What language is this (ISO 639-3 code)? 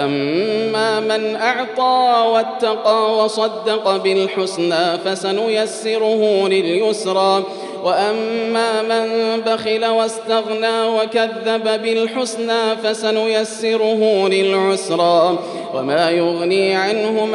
ara